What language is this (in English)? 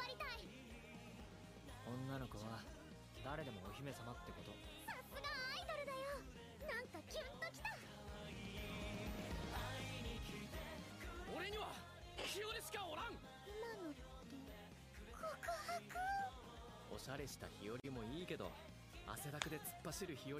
Romanian